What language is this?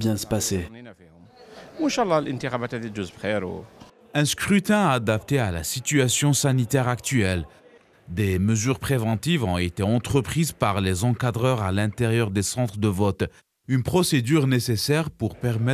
French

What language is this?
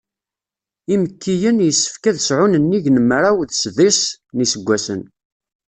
Kabyle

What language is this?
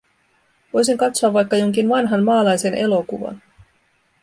Finnish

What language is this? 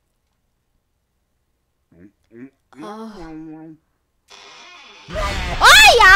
Korean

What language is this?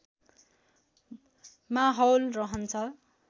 Nepali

